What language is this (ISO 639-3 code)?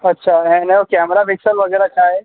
snd